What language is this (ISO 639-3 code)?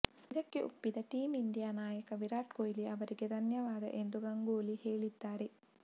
kan